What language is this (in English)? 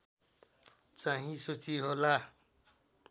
Nepali